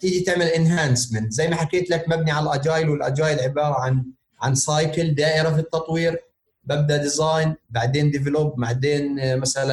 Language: Arabic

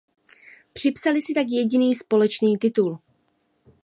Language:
Czech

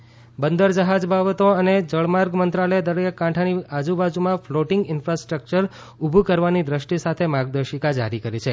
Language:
Gujarati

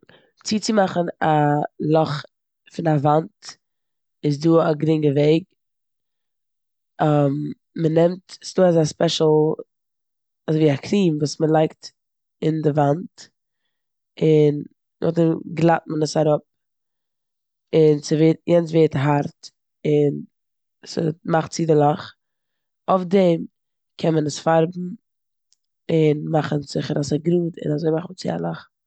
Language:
Yiddish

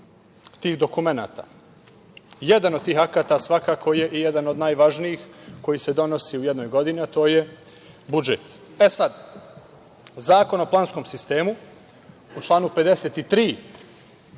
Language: Serbian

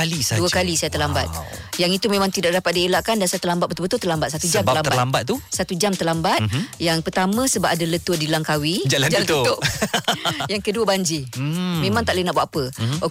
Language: Malay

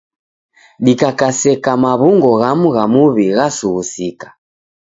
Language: Taita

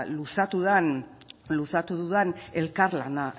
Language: Basque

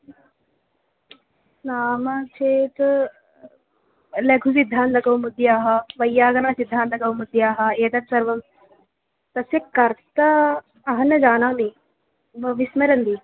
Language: Sanskrit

